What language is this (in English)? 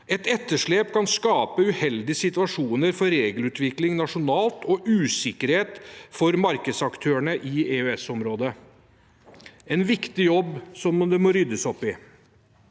Norwegian